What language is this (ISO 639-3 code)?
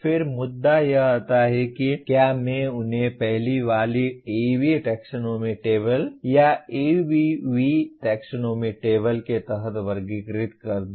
hin